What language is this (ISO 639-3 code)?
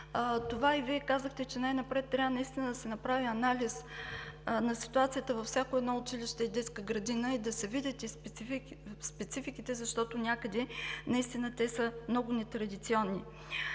bul